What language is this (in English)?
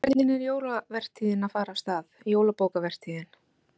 Icelandic